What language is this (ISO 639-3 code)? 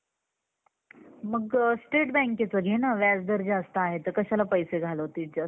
mar